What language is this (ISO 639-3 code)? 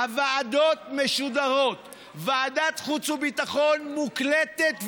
heb